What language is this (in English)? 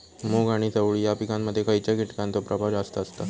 Marathi